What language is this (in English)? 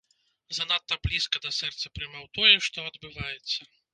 Belarusian